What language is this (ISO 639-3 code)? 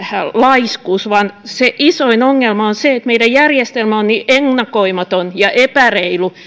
fin